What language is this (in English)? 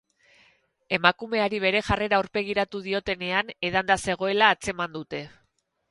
Basque